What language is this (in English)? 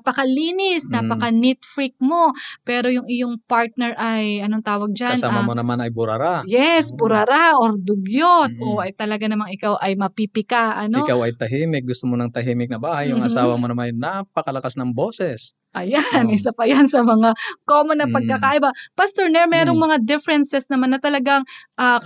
Filipino